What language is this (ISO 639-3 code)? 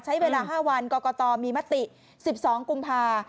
tha